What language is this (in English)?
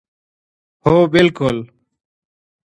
Pashto